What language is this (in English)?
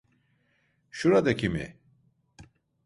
Turkish